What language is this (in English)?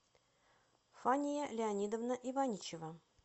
Russian